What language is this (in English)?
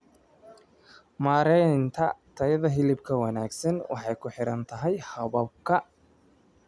Somali